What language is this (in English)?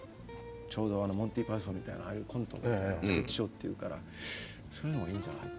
Japanese